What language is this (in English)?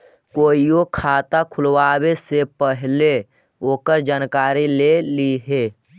Magahi